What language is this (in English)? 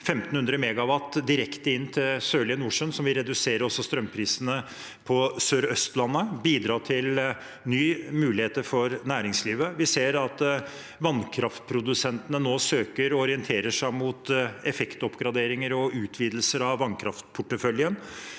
Norwegian